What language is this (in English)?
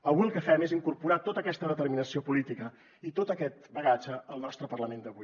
Catalan